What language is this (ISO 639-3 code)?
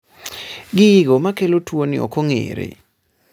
luo